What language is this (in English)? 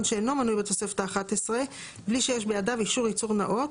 Hebrew